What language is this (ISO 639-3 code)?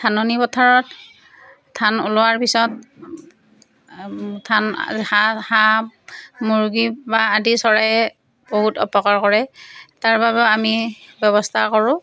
asm